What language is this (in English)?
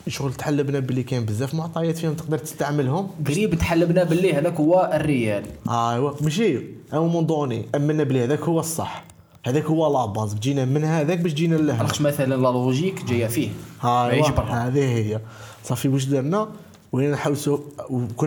Arabic